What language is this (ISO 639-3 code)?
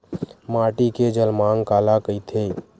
hne